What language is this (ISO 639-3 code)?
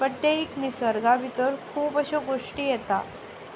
kok